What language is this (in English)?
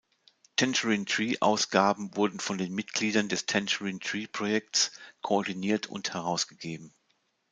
German